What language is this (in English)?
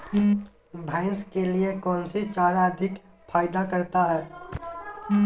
Magahi